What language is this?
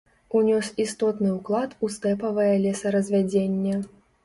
Belarusian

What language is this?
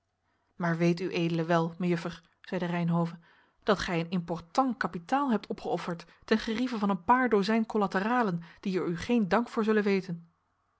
Dutch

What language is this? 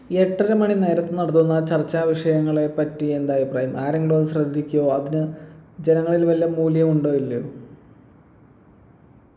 Malayalam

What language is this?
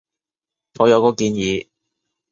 Cantonese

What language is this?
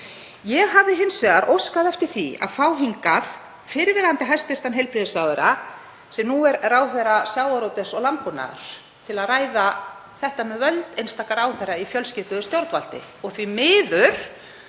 Icelandic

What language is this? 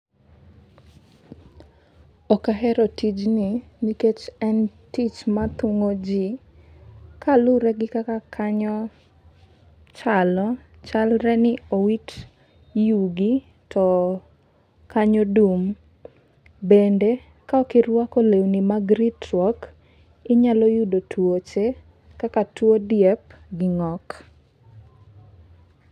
Luo (Kenya and Tanzania)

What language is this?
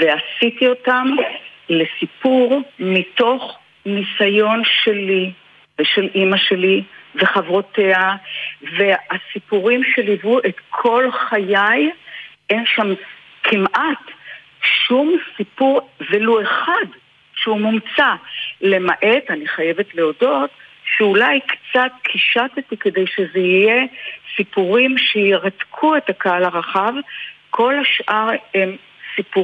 Hebrew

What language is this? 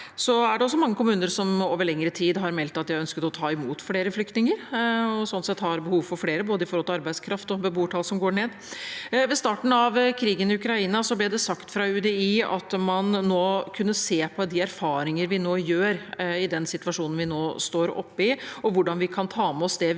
Norwegian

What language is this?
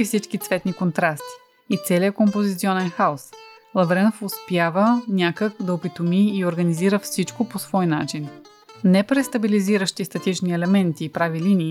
Bulgarian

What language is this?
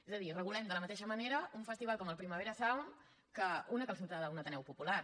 Catalan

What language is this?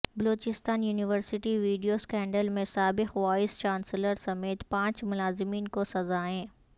Urdu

